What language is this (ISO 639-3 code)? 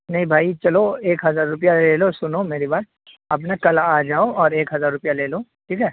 urd